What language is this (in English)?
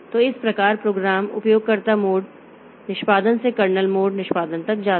Hindi